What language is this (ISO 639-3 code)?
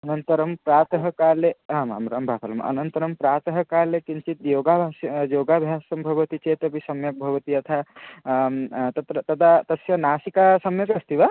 san